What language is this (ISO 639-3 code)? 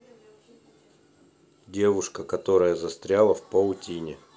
rus